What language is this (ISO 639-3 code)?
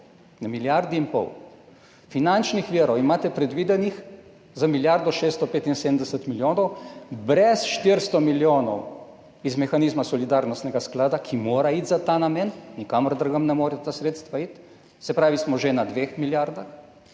slv